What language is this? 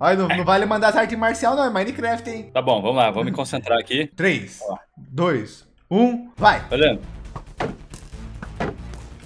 Portuguese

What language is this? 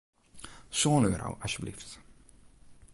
Western Frisian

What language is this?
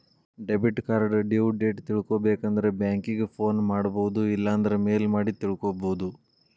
Kannada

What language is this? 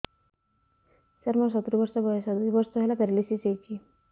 Odia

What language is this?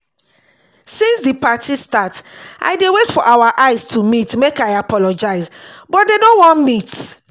Nigerian Pidgin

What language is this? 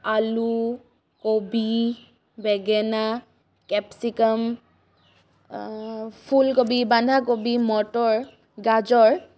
Assamese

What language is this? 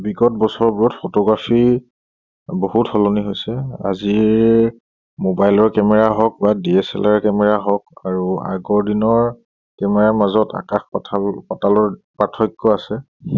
Assamese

